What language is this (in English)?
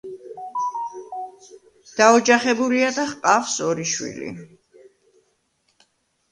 Georgian